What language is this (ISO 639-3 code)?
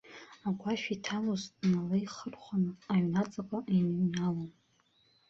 abk